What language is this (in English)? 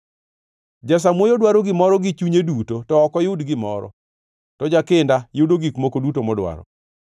Luo (Kenya and Tanzania)